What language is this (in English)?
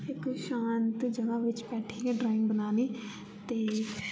Dogri